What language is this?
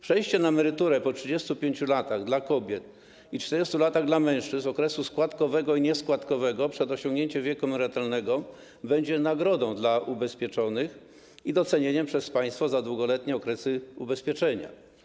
Polish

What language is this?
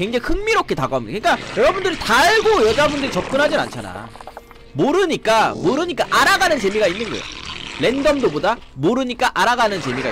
Korean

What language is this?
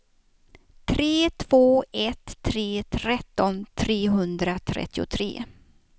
Swedish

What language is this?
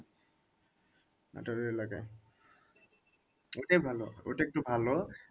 Bangla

